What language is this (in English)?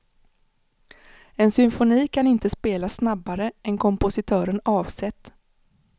Swedish